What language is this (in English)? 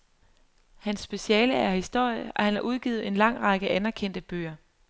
Danish